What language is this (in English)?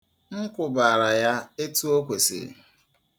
Igbo